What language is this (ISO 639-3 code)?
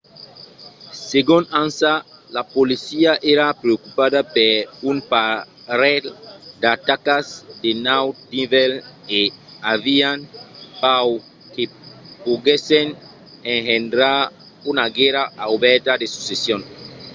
oci